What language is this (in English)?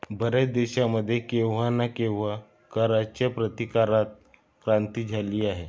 Marathi